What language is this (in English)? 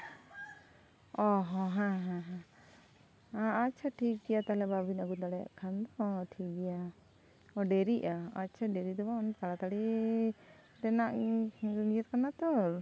Santali